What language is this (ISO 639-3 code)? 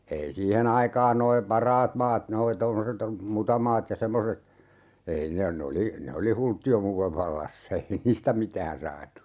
fin